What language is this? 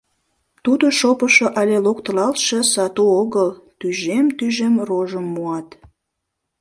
Mari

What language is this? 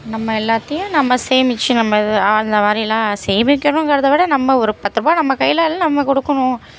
Tamil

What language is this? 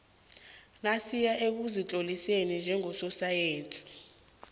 South Ndebele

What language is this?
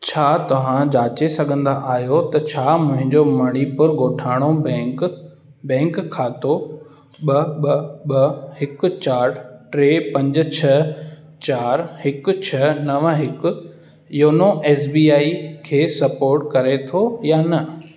Sindhi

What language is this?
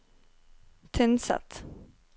Norwegian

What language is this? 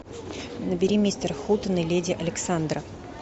Russian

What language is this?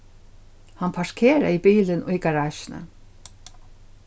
Faroese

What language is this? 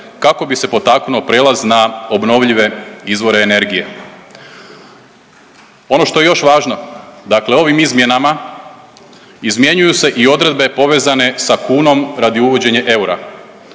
Croatian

